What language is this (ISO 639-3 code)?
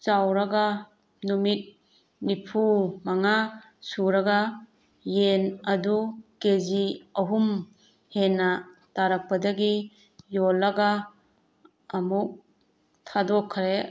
mni